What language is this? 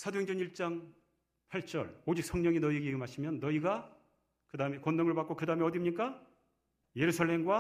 Korean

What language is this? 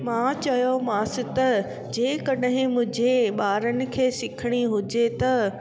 Sindhi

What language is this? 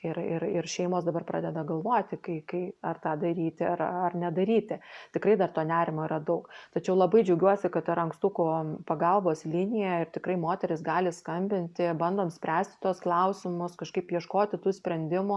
Lithuanian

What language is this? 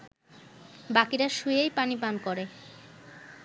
Bangla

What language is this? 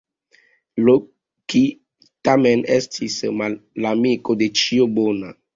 Esperanto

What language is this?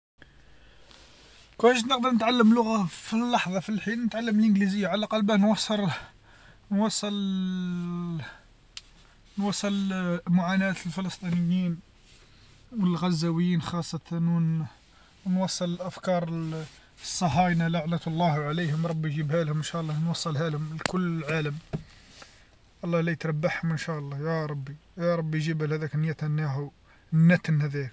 Algerian Arabic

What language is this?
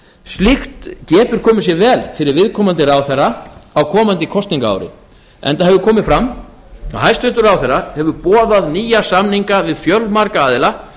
Icelandic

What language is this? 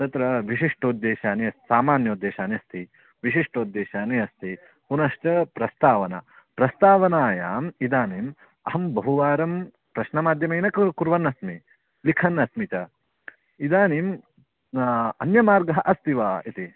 Sanskrit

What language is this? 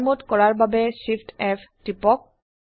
Assamese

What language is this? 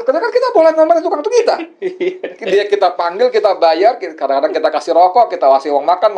Indonesian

